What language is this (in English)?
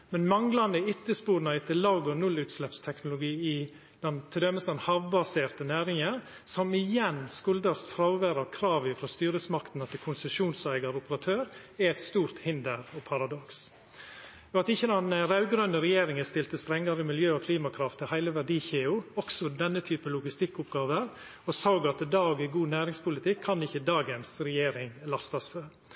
Norwegian Nynorsk